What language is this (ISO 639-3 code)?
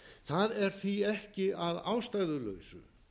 isl